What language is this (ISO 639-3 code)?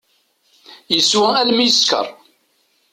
kab